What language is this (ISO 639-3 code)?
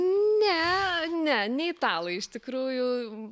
lit